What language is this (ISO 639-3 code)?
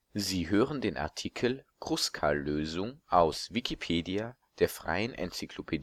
deu